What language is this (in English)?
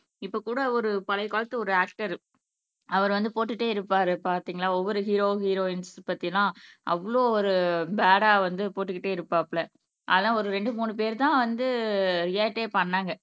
Tamil